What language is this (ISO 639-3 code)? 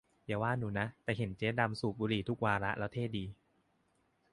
tha